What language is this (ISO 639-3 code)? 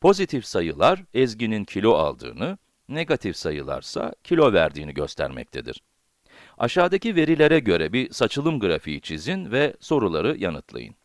tur